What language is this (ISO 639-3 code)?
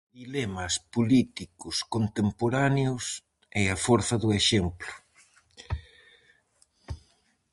glg